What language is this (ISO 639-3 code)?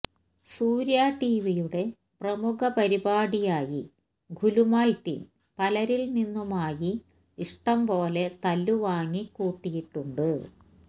mal